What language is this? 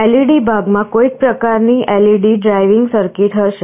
Gujarati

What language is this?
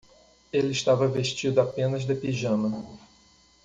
Portuguese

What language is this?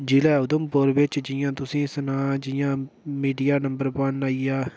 Dogri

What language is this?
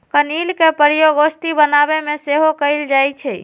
Magahi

